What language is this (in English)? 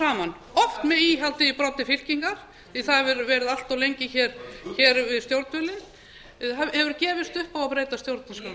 Icelandic